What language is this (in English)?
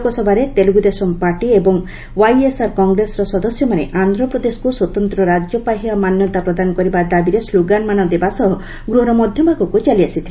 Odia